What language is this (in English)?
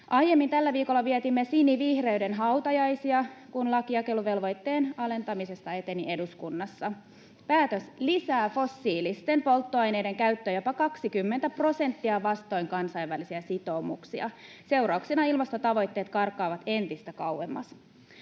Finnish